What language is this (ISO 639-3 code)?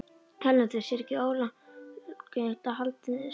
isl